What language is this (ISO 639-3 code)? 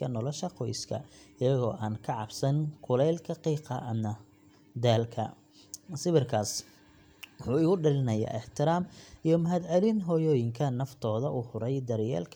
som